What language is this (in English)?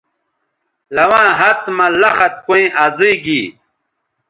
Bateri